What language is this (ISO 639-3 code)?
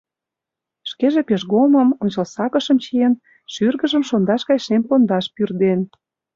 chm